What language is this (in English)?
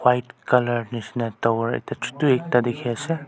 Naga Pidgin